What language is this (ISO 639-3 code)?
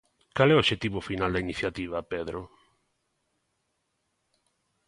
glg